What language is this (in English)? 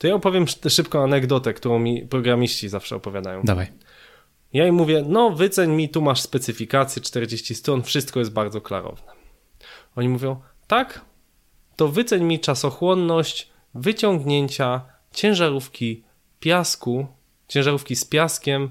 Polish